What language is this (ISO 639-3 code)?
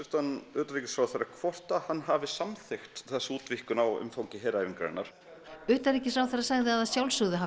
isl